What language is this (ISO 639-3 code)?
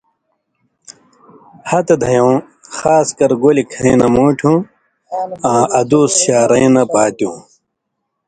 mvy